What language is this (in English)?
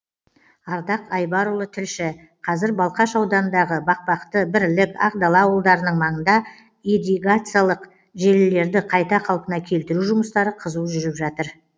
Kazakh